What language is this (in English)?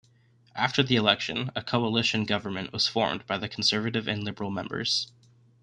English